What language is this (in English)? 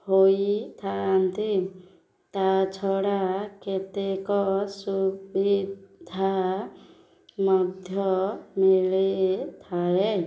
Odia